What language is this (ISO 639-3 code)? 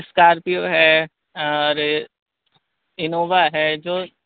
urd